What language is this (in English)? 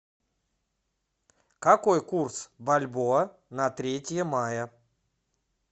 Russian